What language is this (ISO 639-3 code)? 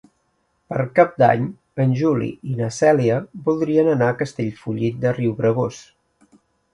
cat